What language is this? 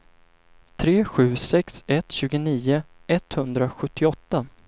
Swedish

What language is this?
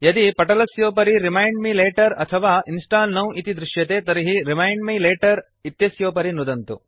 Sanskrit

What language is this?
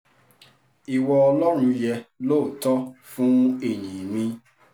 Yoruba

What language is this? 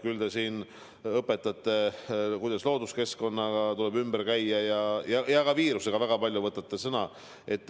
Estonian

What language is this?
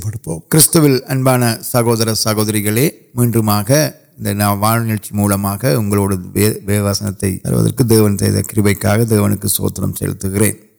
Urdu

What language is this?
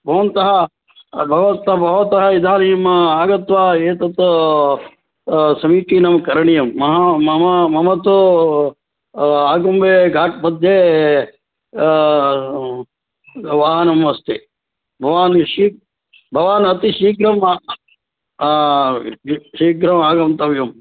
Sanskrit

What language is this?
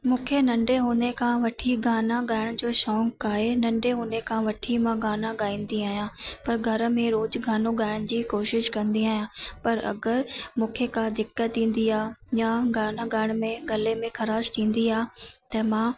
Sindhi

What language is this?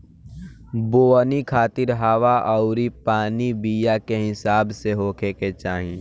Bhojpuri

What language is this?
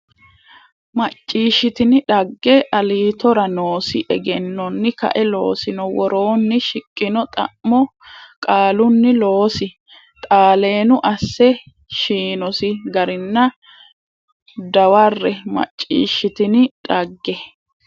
Sidamo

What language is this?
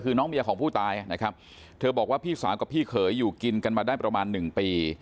Thai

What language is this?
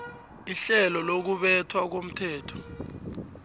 South Ndebele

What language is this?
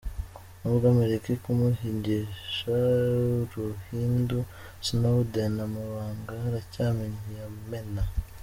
Kinyarwanda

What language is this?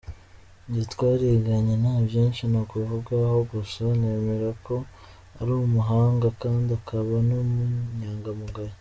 Kinyarwanda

